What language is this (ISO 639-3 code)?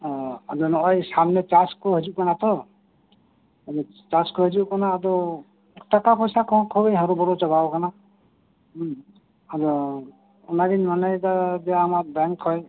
sat